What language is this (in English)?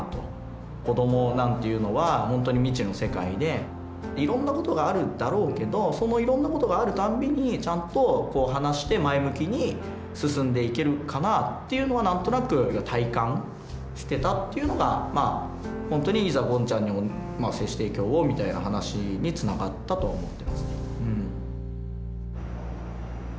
Japanese